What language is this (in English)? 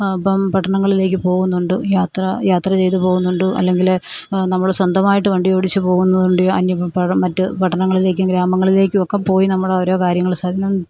Malayalam